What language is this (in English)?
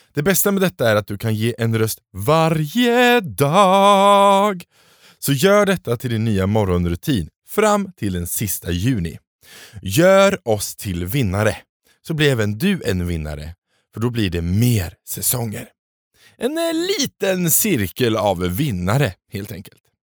Swedish